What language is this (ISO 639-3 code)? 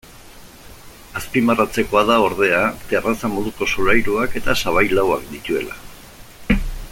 eus